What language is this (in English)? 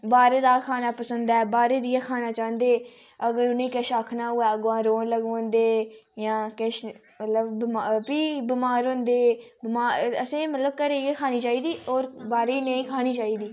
Dogri